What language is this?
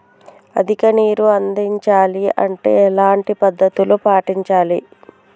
Telugu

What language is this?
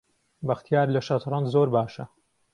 Central Kurdish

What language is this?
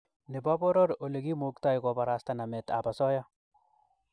Kalenjin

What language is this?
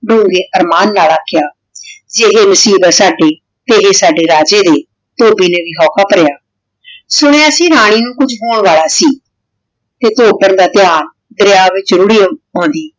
Punjabi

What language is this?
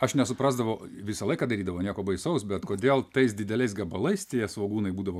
Lithuanian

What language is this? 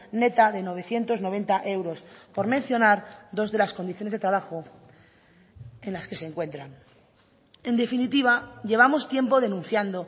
Spanish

